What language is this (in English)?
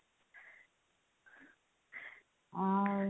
Odia